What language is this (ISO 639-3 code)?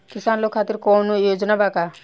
bho